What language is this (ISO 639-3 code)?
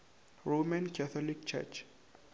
nso